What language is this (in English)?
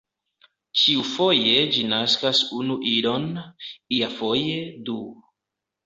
Esperanto